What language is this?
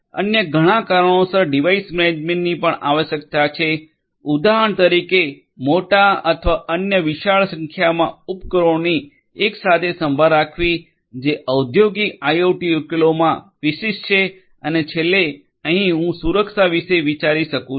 Gujarati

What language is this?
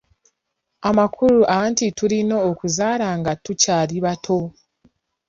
Ganda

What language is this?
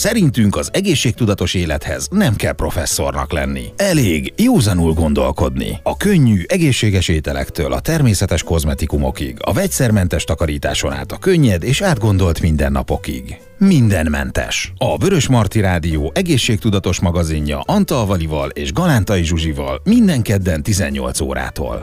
Hungarian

